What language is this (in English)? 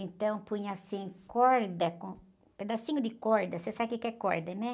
Portuguese